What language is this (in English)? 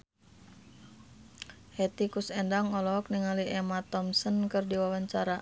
Sundanese